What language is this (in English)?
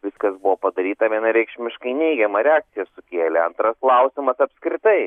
Lithuanian